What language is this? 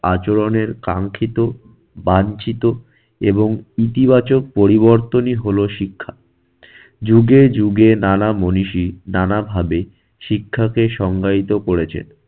Bangla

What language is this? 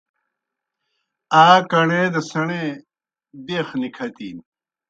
Kohistani Shina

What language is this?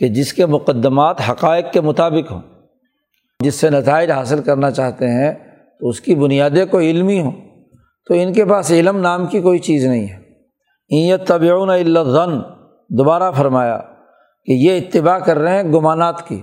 Urdu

